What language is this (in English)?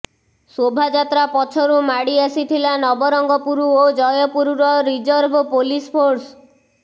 Odia